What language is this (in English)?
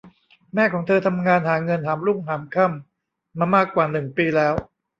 Thai